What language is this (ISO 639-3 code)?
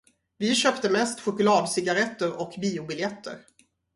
swe